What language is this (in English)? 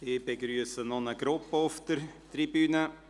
Swiss German